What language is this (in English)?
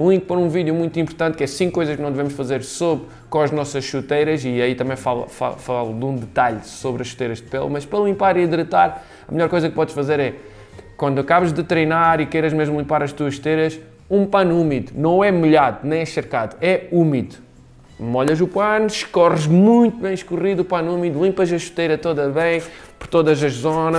Portuguese